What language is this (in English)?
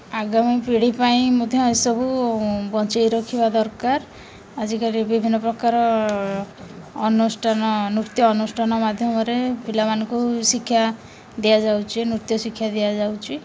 Odia